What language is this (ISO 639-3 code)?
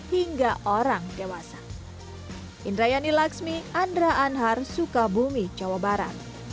ind